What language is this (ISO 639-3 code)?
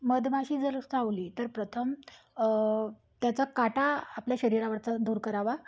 mar